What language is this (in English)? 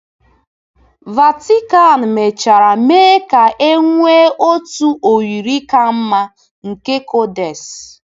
Igbo